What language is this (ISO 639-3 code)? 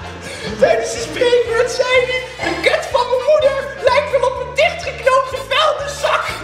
nld